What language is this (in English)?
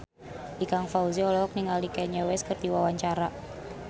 Sundanese